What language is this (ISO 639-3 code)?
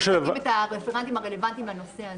heb